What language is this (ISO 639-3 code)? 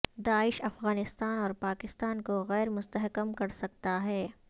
urd